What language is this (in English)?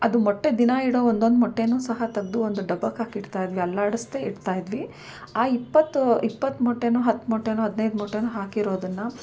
Kannada